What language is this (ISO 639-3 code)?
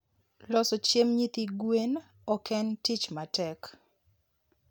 luo